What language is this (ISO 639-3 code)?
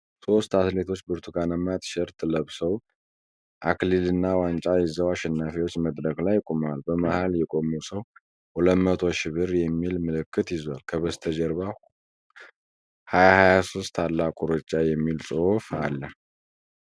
amh